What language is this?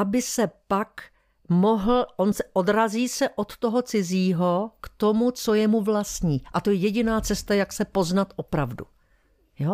Czech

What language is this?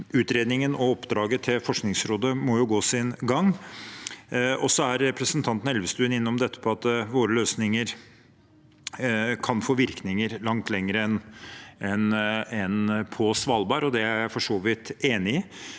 Norwegian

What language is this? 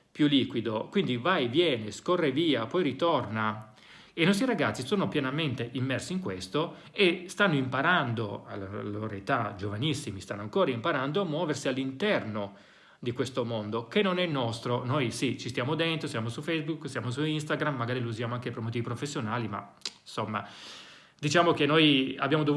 Italian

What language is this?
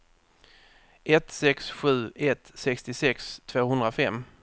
Swedish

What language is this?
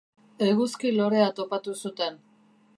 Basque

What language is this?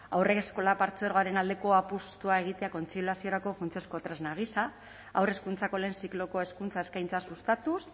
Basque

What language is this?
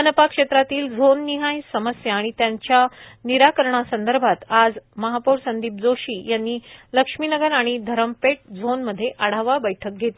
Marathi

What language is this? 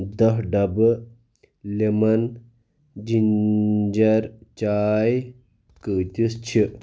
Kashmiri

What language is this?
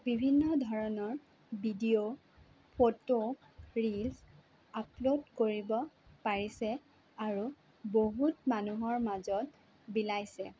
Assamese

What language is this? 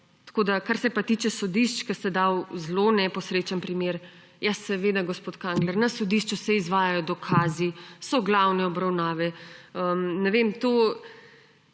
Slovenian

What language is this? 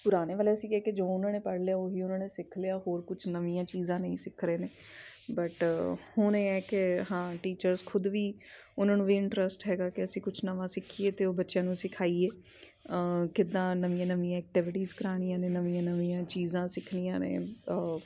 Punjabi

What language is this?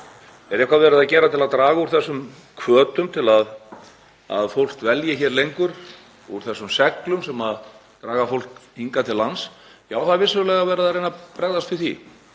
Icelandic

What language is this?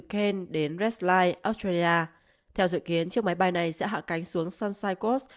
Vietnamese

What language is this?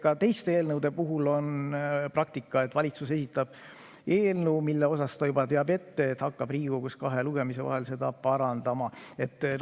Estonian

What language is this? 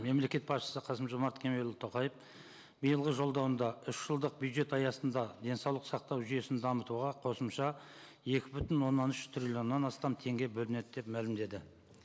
Kazakh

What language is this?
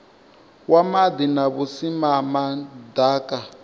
Venda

